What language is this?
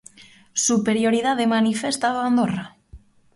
Galician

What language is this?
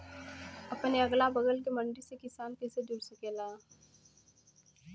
Bhojpuri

